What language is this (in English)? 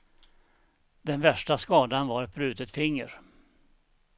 Swedish